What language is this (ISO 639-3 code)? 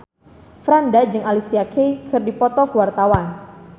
sun